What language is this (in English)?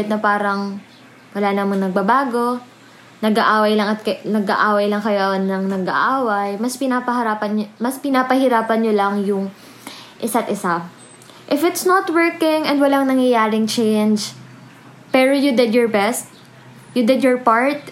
Filipino